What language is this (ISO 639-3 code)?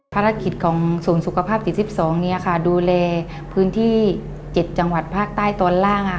tha